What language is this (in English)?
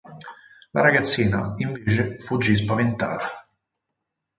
Italian